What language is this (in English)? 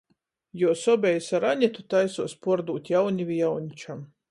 Latgalian